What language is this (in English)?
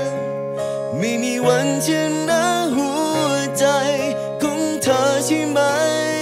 Thai